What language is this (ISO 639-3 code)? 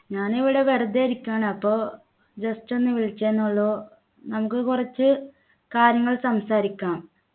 mal